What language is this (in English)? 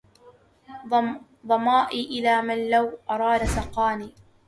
Arabic